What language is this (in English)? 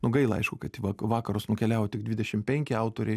Lithuanian